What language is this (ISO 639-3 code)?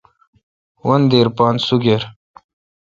xka